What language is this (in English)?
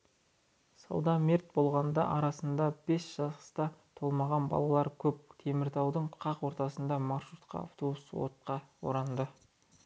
Kazakh